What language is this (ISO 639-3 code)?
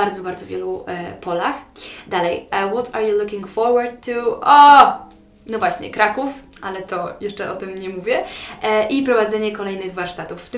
pol